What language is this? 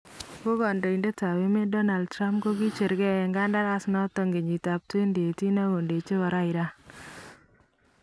Kalenjin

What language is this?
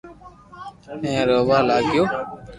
Loarki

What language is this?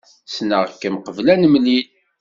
Kabyle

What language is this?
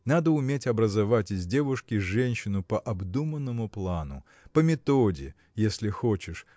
Russian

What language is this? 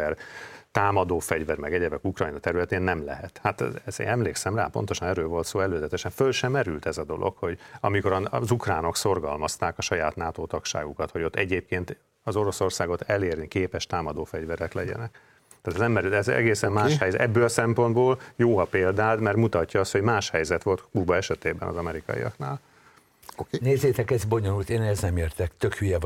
Hungarian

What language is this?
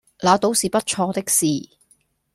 Cantonese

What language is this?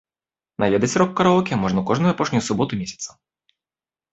Belarusian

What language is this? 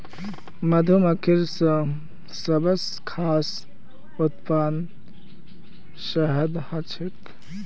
Magahi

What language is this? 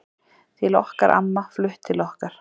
Icelandic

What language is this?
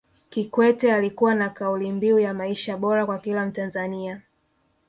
Swahili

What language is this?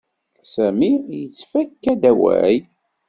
Kabyle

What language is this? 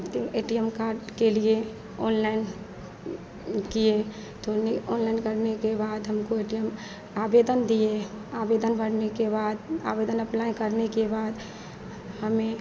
Hindi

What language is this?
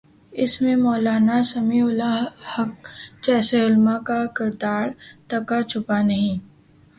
Urdu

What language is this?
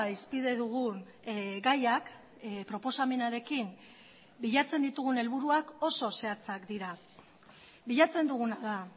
Basque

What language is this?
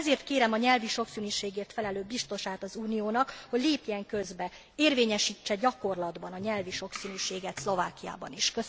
Hungarian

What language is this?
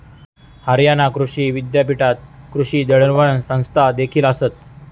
Marathi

